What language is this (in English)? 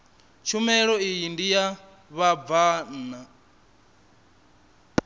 Venda